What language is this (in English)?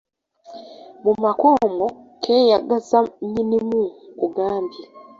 Ganda